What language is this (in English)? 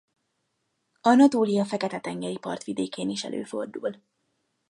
Hungarian